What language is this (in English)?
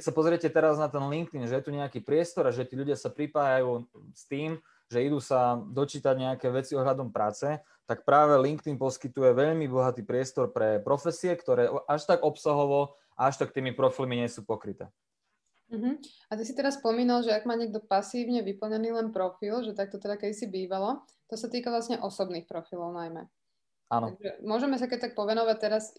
Slovak